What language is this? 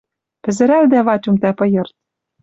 Western Mari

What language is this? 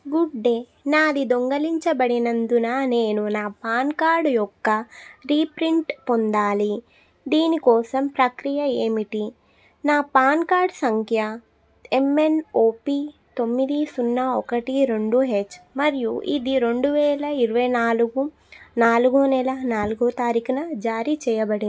Telugu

